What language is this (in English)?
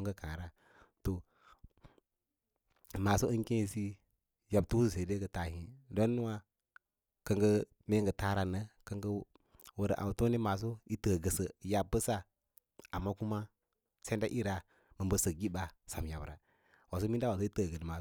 Lala-Roba